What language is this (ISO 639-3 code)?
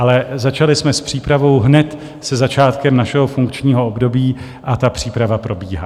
ces